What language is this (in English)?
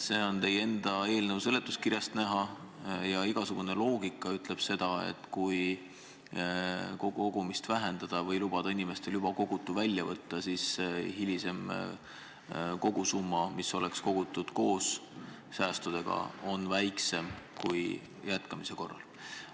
Estonian